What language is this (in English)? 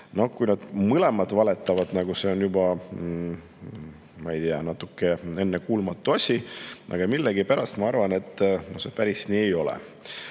Estonian